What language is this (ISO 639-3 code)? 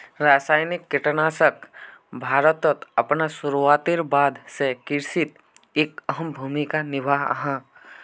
mag